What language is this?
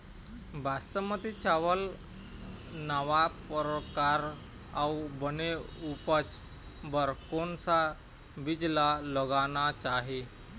Chhattisgarhi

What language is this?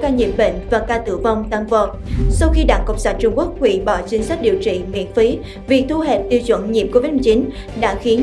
Vietnamese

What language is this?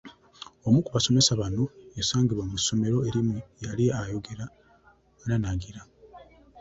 Ganda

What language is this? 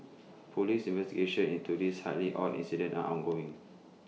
English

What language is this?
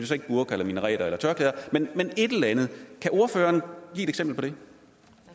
Danish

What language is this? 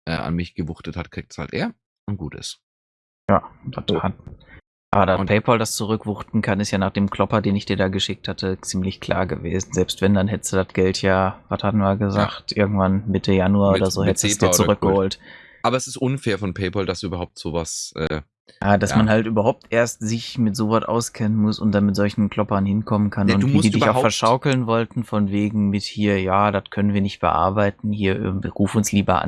German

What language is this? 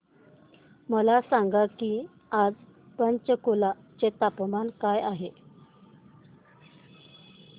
Marathi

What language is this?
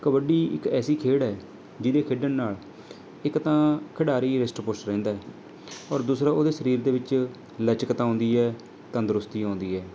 Punjabi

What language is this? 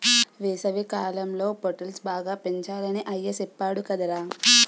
Telugu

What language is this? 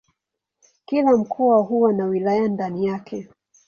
Swahili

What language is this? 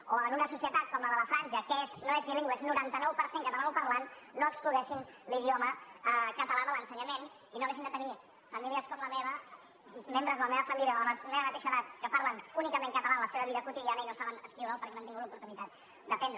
Catalan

